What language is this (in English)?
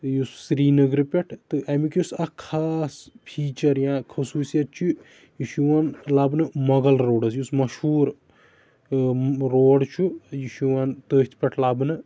Kashmiri